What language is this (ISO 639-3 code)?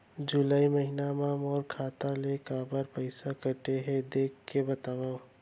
hne